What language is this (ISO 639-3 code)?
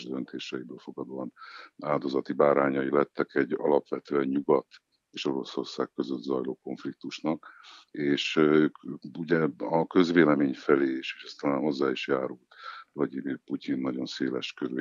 hun